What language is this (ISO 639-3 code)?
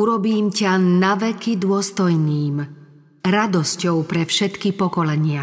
slk